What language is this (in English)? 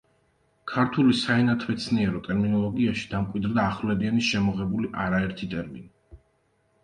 Georgian